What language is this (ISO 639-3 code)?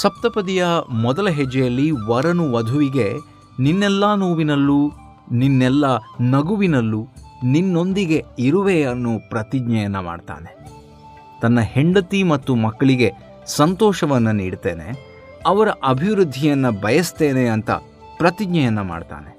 kan